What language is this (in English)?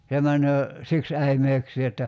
Finnish